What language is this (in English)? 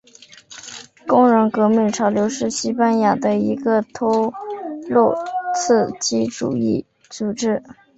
Chinese